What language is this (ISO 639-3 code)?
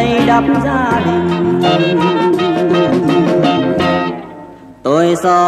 vie